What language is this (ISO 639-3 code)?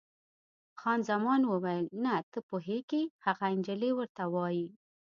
pus